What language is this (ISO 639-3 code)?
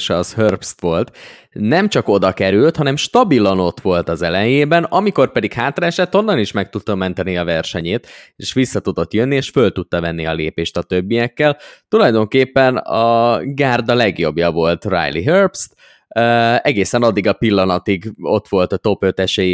hun